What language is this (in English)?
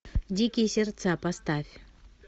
Russian